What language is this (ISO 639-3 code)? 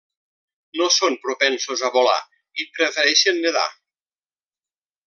cat